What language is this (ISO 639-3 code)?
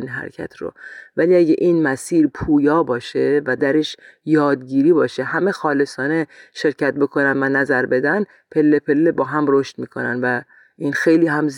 fas